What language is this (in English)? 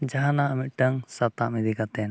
Santali